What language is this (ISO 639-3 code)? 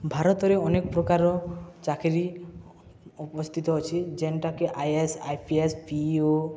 ori